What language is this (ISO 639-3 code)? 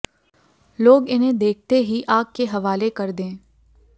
hin